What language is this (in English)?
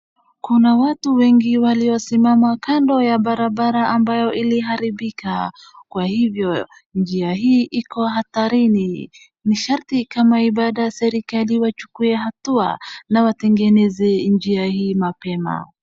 Swahili